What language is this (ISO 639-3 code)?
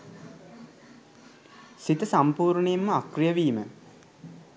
sin